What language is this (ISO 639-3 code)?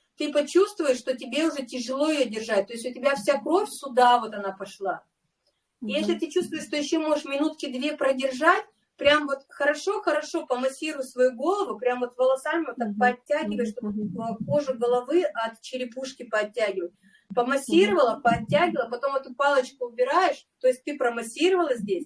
rus